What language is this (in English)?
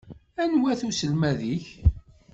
Kabyle